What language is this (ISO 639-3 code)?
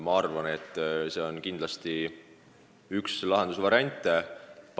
est